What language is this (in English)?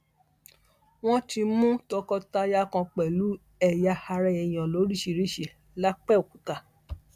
Yoruba